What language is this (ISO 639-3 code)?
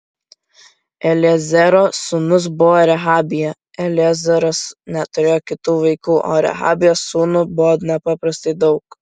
lit